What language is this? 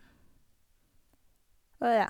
Norwegian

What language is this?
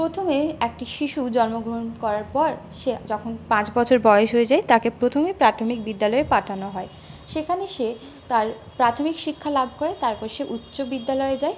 Bangla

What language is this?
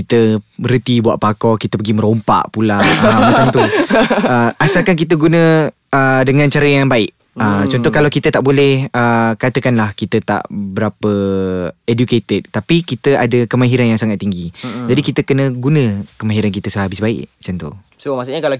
Malay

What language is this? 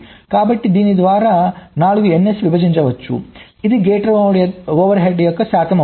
Telugu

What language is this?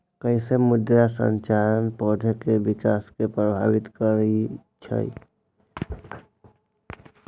Magahi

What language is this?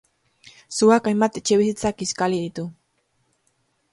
Basque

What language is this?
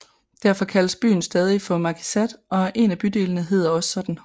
Danish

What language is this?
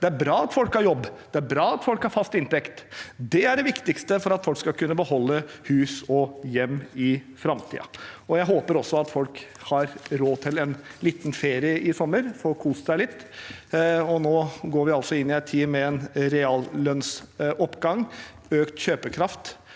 Norwegian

